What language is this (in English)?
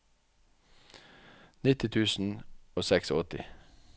Norwegian